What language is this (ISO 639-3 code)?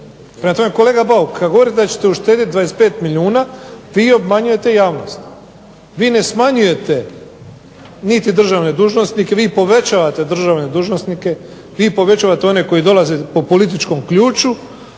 hrv